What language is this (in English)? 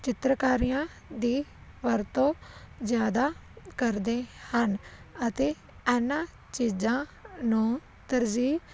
Punjabi